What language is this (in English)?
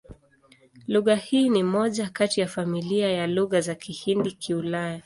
Swahili